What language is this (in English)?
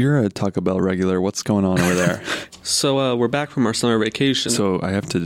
English